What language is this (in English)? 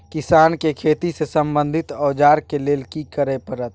Maithili